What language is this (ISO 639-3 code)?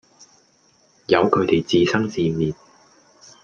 yue